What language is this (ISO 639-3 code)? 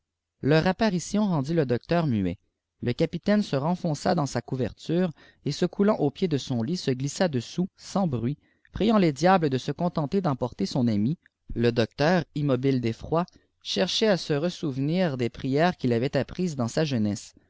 fra